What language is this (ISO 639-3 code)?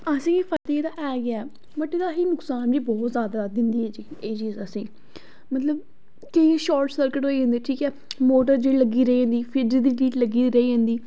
doi